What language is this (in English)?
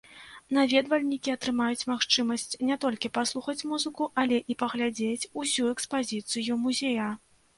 Belarusian